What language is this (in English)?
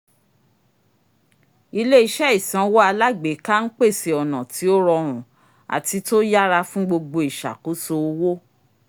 Yoruba